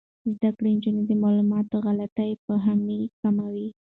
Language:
Pashto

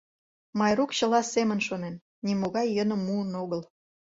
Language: Mari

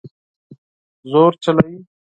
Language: Pashto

